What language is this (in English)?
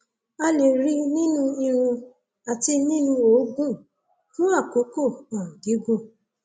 Yoruba